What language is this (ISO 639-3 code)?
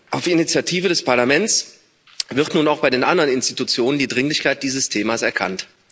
deu